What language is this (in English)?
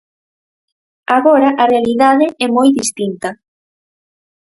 Galician